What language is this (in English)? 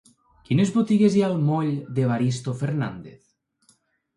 Catalan